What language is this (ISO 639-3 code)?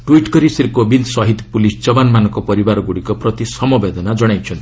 ori